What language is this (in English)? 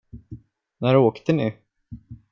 Swedish